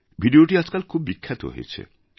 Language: Bangla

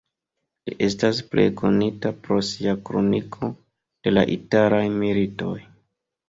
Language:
Esperanto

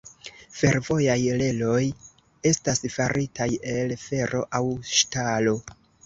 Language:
Esperanto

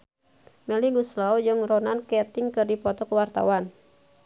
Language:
Sundanese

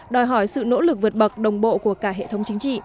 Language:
Vietnamese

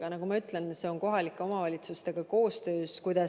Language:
Estonian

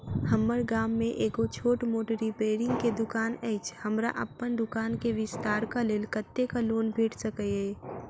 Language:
Maithili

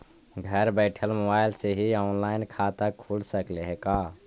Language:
Magahi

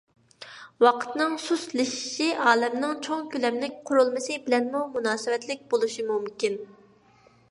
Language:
Uyghur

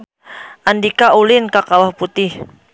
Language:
Sundanese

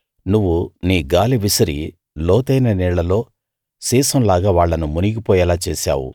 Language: Telugu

